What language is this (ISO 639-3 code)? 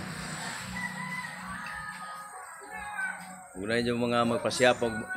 fil